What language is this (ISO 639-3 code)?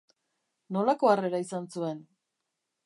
eus